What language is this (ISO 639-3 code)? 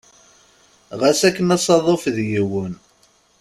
kab